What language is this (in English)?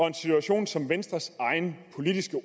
Danish